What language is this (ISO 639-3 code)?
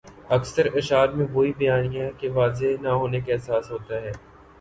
urd